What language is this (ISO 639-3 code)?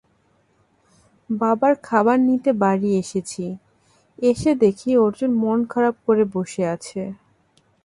ben